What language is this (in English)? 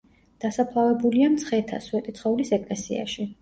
Georgian